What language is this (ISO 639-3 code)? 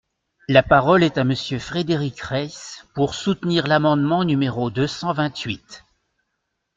fra